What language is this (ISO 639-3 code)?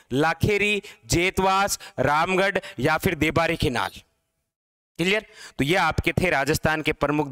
hin